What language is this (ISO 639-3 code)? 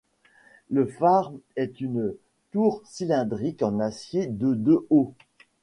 fra